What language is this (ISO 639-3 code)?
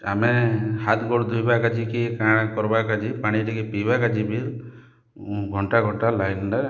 ori